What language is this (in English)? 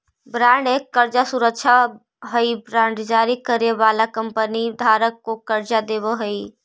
Magahi